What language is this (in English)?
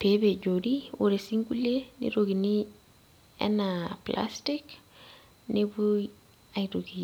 Masai